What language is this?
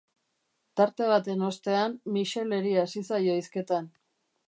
Basque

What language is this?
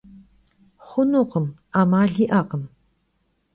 Kabardian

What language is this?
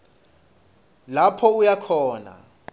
Swati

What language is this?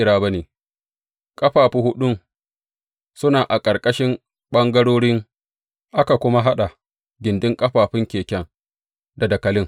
Hausa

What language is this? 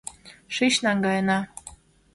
Mari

